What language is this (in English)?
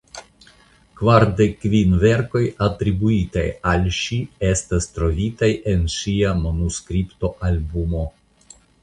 Esperanto